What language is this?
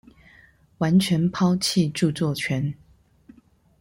Chinese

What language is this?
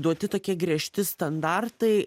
Lithuanian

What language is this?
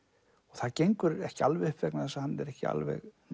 Icelandic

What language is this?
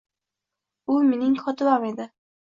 Uzbek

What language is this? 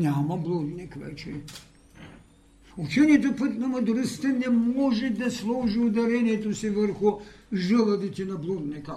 Bulgarian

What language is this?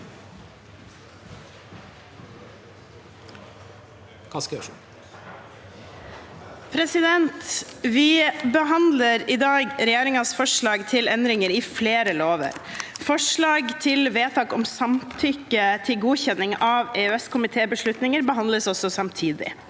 Norwegian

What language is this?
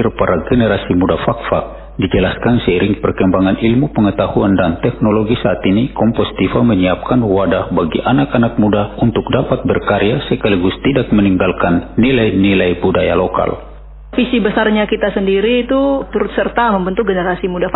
Indonesian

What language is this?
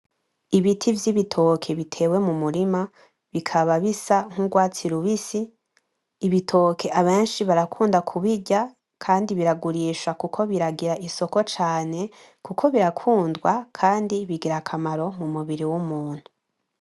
Rundi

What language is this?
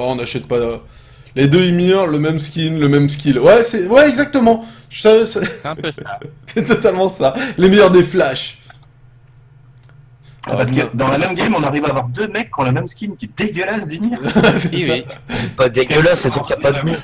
French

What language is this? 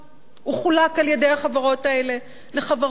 Hebrew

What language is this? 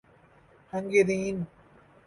Urdu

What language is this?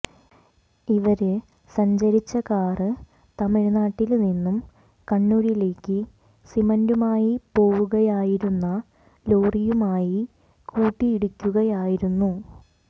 Malayalam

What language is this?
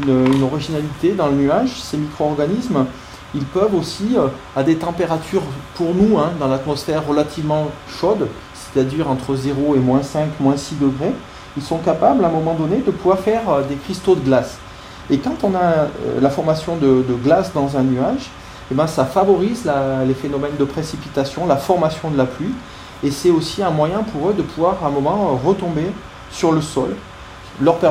French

